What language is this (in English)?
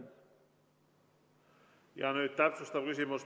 Estonian